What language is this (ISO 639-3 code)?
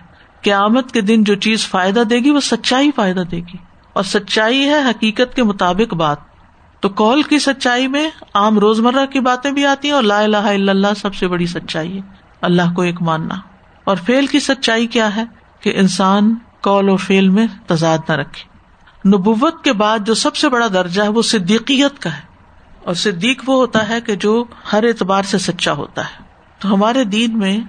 urd